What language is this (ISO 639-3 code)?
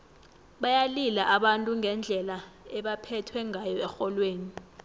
nbl